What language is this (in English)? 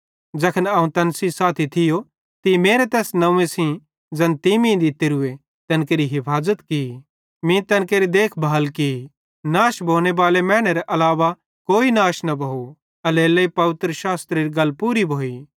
Bhadrawahi